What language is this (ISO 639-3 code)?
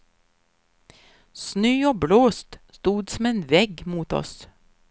swe